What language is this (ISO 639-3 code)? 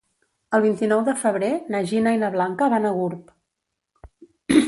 cat